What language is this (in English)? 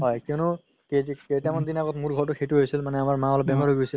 Assamese